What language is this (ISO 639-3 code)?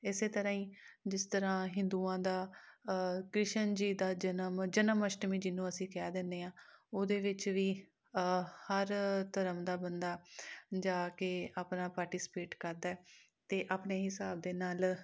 pan